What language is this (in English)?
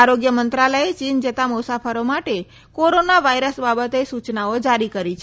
Gujarati